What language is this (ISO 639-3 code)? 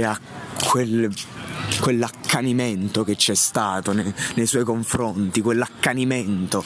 ita